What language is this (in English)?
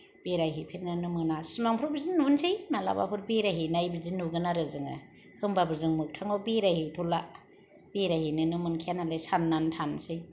Bodo